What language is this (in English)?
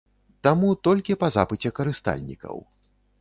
Belarusian